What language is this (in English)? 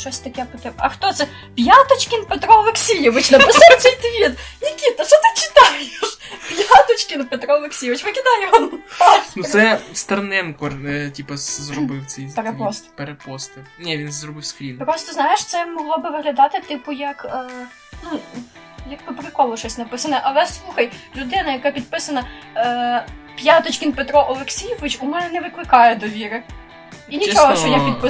Ukrainian